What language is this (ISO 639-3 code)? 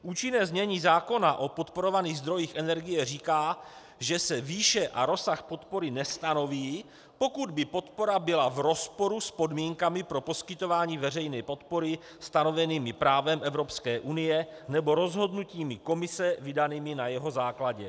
ces